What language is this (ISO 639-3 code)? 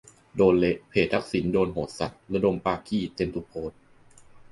tha